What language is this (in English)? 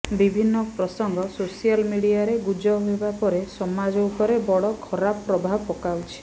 Odia